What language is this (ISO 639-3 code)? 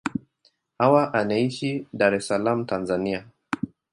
swa